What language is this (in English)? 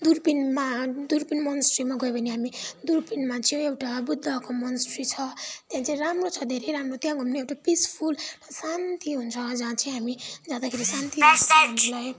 Nepali